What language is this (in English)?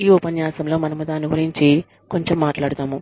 Telugu